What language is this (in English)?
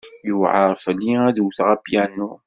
Kabyle